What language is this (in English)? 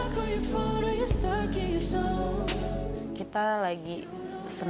Indonesian